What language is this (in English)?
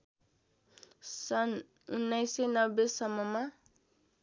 Nepali